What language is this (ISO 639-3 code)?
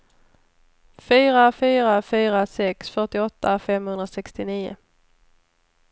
swe